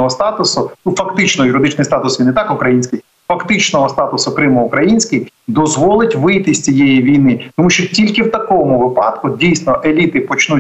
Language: Ukrainian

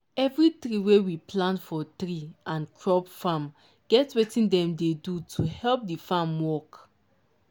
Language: Nigerian Pidgin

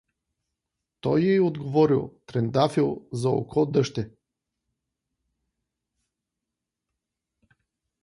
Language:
Bulgarian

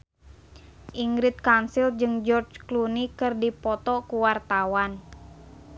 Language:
Sundanese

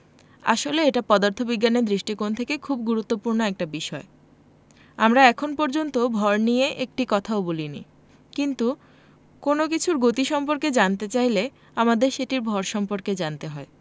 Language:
Bangla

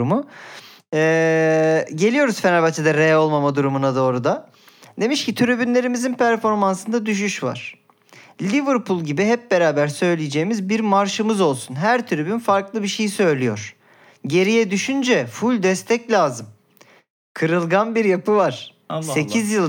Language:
Turkish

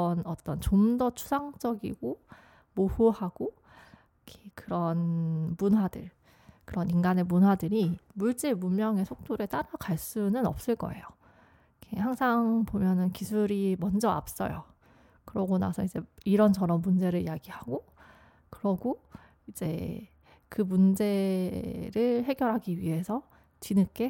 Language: Korean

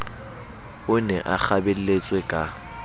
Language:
Southern Sotho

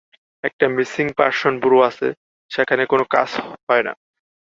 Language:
Bangla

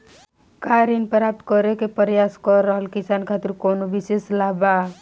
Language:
Bhojpuri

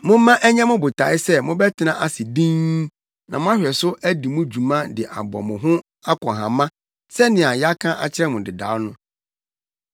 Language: Akan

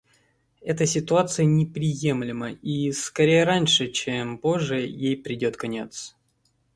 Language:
Russian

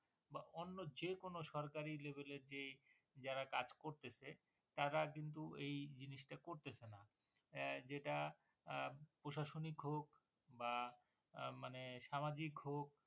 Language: Bangla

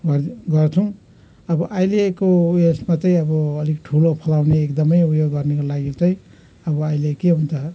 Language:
Nepali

